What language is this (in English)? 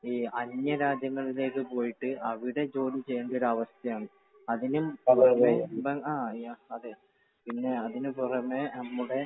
Malayalam